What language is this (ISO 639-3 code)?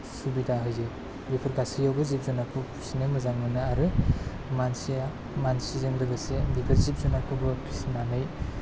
brx